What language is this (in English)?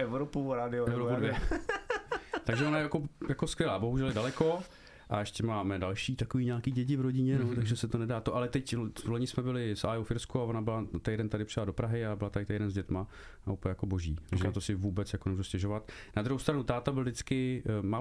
Czech